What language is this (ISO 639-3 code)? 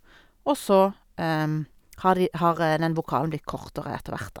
nor